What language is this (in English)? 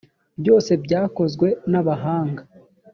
Kinyarwanda